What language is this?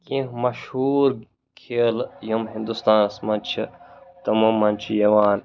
Kashmiri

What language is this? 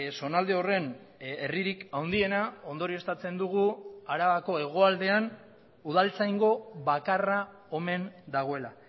Basque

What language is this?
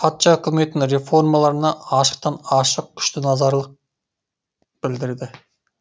Kazakh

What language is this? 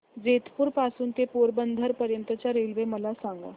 Marathi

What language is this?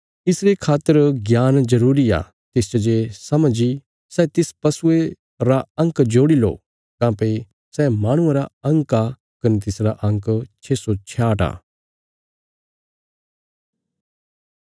Bilaspuri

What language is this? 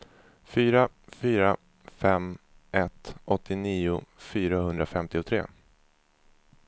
Swedish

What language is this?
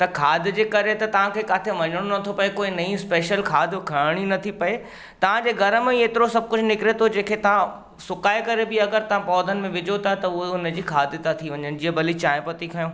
Sindhi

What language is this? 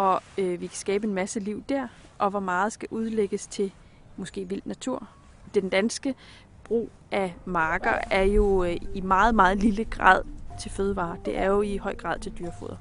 Danish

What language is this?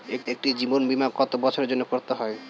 Bangla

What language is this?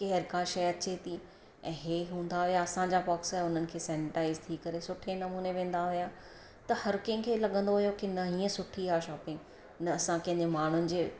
Sindhi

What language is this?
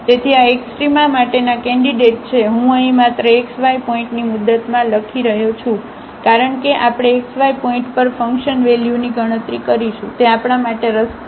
Gujarati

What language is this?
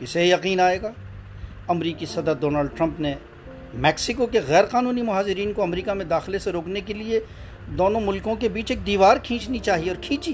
Urdu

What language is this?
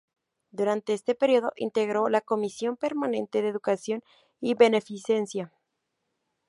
Spanish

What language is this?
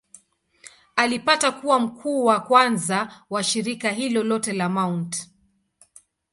Swahili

